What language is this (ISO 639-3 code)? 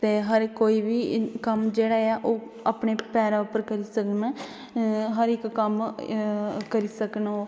doi